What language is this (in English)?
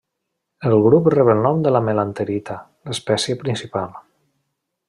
Catalan